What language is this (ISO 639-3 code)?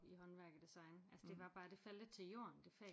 dan